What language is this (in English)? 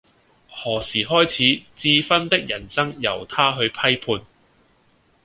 Cantonese